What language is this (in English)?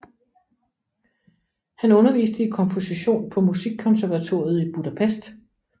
Danish